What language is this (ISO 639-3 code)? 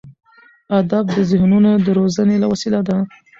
pus